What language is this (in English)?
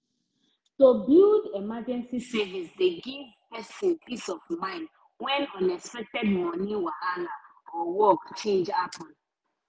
Nigerian Pidgin